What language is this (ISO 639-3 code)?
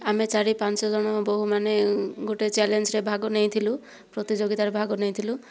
ori